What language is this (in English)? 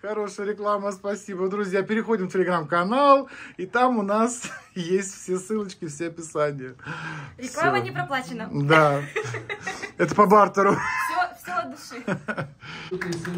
Russian